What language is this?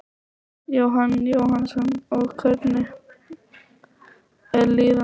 Icelandic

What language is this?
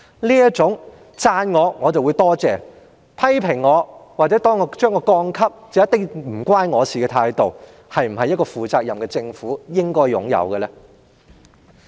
Cantonese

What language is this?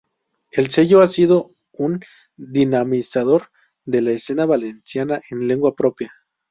Spanish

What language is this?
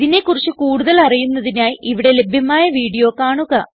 Malayalam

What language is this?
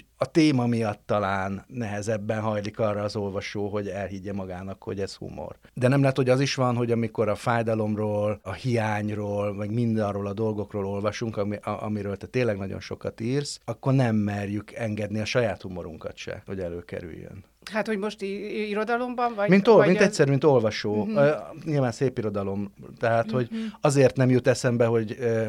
Hungarian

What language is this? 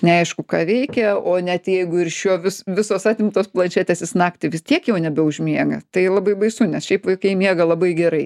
Lithuanian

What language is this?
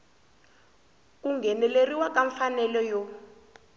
Tsonga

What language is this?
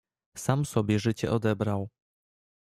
Polish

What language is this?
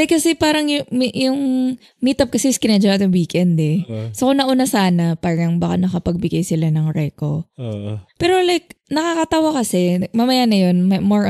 Filipino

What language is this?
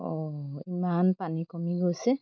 Assamese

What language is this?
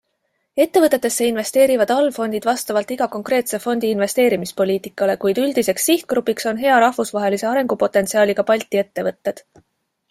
Estonian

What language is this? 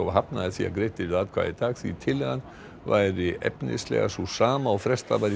Icelandic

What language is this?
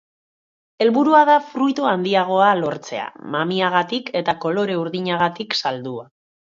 Basque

